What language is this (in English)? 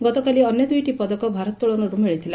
Odia